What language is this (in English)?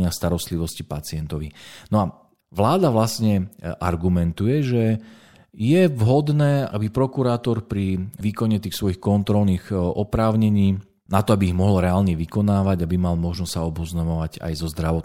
Slovak